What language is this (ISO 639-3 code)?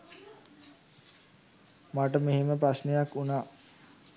sin